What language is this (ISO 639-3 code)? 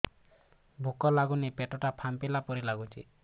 ori